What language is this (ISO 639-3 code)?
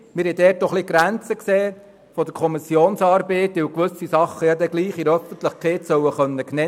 gsw